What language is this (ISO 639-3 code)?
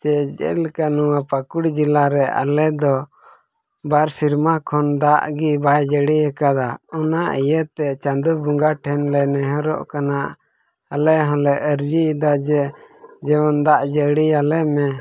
sat